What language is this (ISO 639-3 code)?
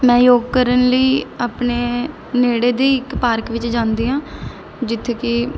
pan